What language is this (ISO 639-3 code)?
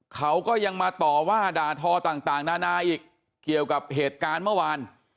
tha